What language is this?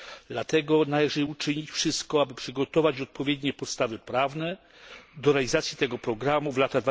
Polish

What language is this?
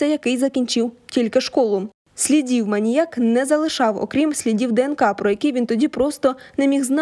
Ukrainian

